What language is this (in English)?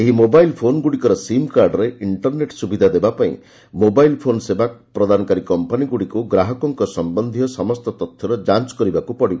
Odia